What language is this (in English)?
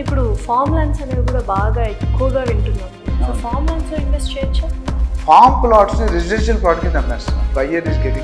Telugu